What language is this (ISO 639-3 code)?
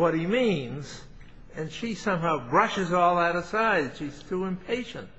eng